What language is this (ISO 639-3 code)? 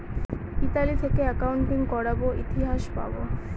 ben